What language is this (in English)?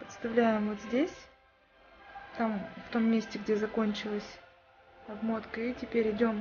Russian